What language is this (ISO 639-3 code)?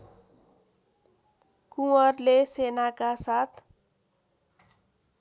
nep